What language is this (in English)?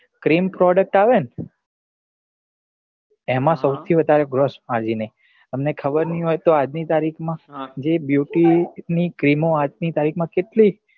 Gujarati